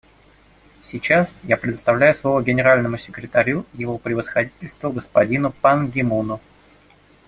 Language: Russian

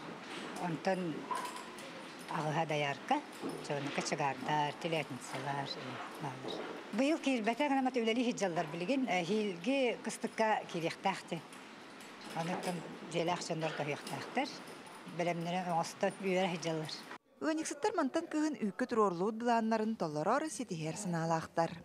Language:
Turkish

